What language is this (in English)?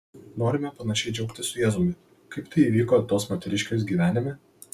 Lithuanian